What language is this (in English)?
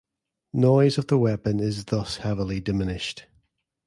English